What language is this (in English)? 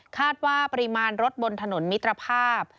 Thai